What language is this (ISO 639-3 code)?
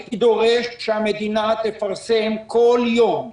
heb